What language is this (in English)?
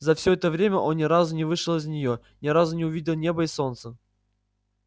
Russian